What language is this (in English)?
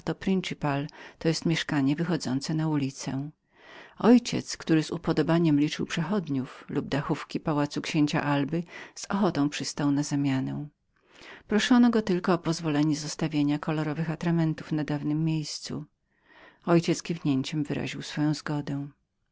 Polish